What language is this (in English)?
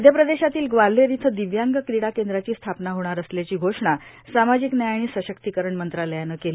Marathi